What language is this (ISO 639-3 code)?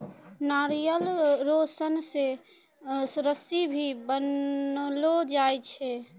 mai